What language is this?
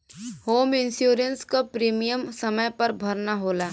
Bhojpuri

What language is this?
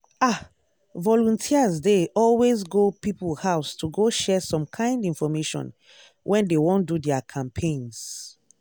Nigerian Pidgin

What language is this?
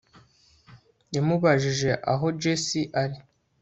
Kinyarwanda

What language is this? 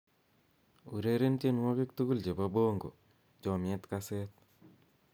Kalenjin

